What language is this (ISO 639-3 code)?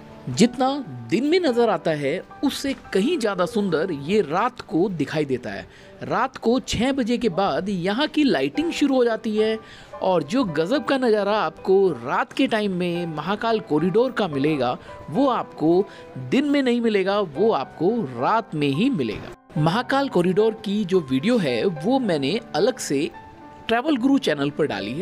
hin